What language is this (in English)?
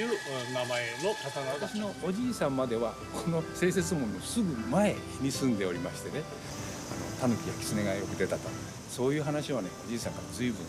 Japanese